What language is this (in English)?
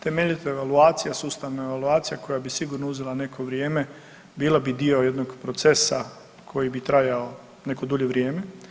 Croatian